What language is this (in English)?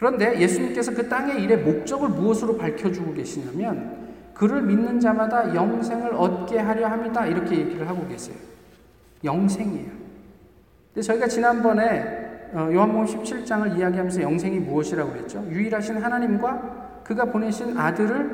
Korean